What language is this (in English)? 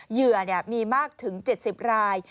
Thai